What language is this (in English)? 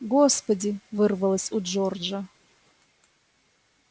Russian